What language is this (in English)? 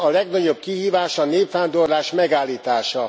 Hungarian